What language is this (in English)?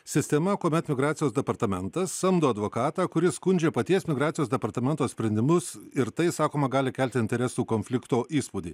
Lithuanian